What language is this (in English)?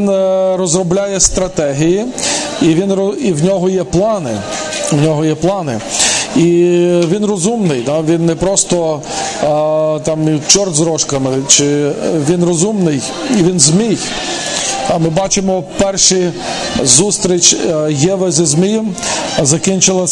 Ukrainian